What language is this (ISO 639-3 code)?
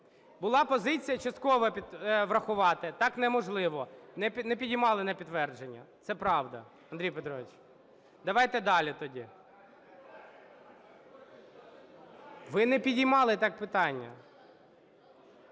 ukr